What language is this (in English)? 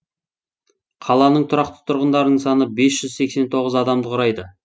Kazakh